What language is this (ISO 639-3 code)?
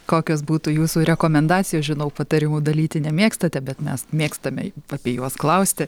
lit